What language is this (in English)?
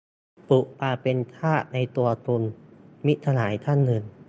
Thai